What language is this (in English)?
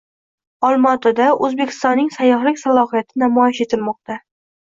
Uzbek